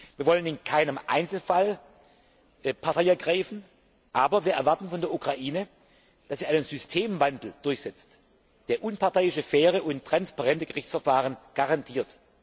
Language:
German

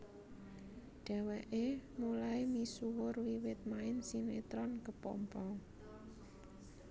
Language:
Javanese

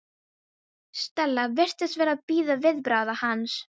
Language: Icelandic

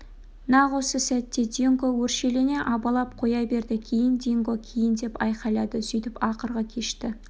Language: Kazakh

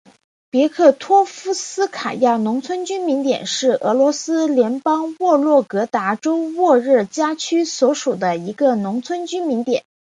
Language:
Chinese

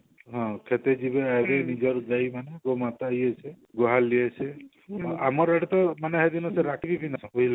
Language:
Odia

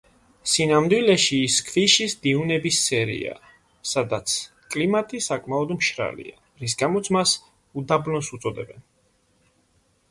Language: Georgian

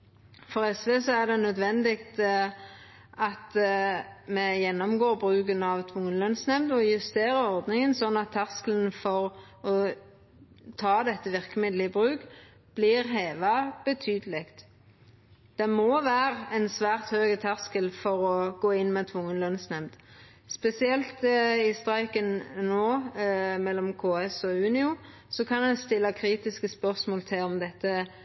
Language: Norwegian Nynorsk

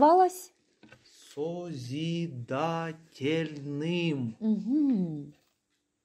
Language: Russian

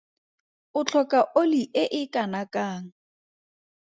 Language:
Tswana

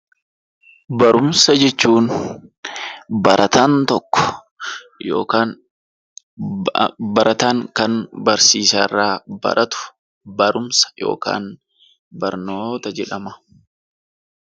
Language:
Oromo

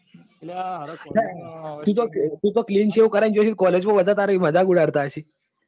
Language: Gujarati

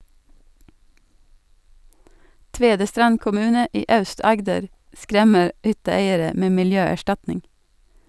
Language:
Norwegian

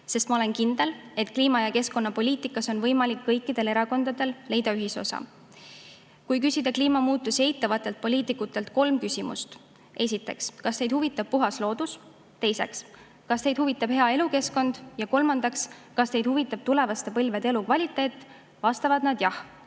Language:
Estonian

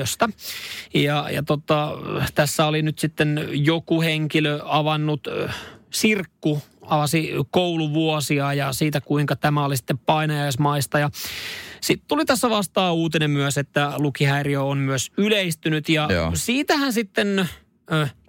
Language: Finnish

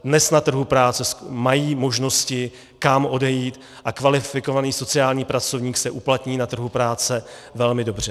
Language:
Czech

